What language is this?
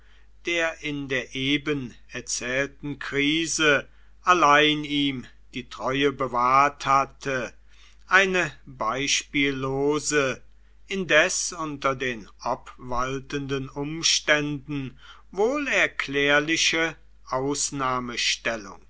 German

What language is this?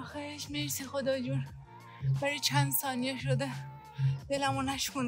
Persian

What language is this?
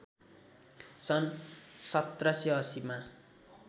Nepali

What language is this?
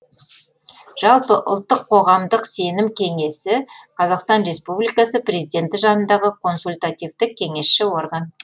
Kazakh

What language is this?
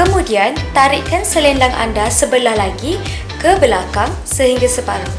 Malay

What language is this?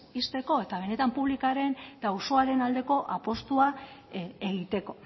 Basque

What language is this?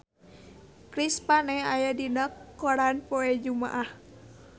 Sundanese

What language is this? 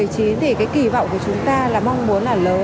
Vietnamese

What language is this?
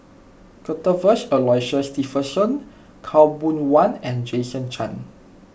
English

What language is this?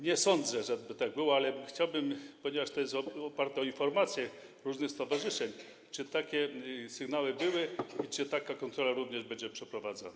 Polish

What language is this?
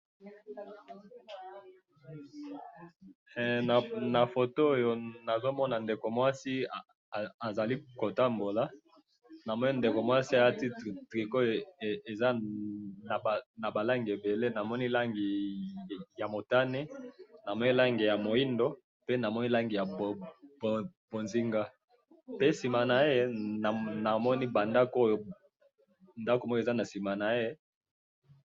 Lingala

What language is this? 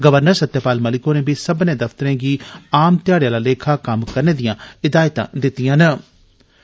Dogri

